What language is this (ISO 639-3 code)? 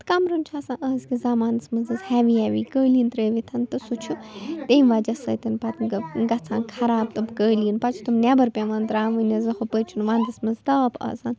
kas